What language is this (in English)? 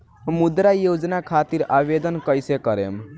Bhojpuri